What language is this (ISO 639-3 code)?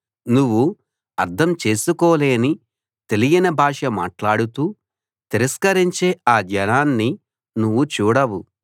tel